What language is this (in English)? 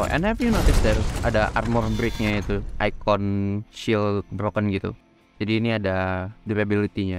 Indonesian